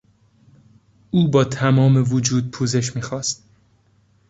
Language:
Persian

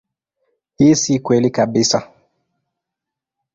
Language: Swahili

